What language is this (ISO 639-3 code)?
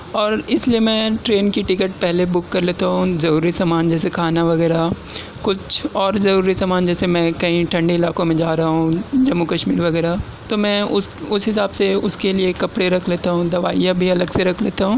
urd